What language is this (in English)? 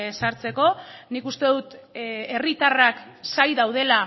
Basque